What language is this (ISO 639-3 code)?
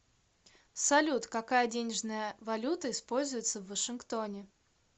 rus